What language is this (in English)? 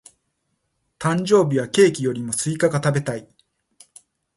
Japanese